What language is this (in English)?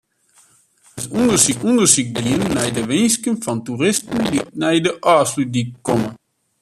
Western Frisian